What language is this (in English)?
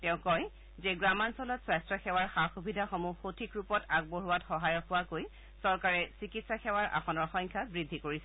Assamese